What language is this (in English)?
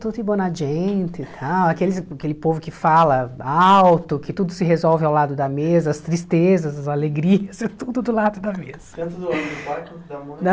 Portuguese